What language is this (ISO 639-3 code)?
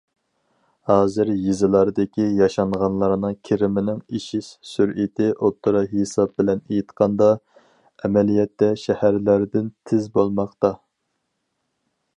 uig